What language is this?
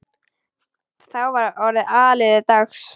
Icelandic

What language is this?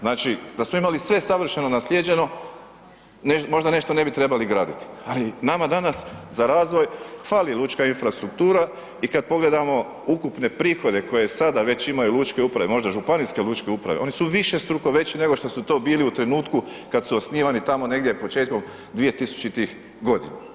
Croatian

